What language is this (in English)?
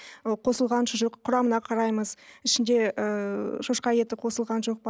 Kazakh